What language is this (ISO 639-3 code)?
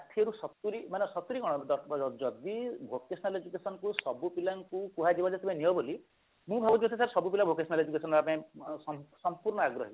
ori